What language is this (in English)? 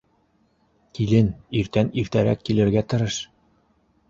Bashkir